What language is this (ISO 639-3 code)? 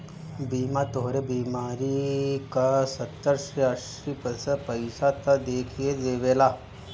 bho